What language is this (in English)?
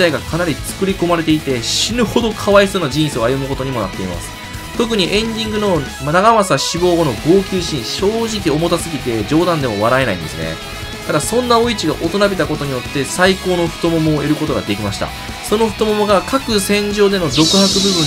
Japanese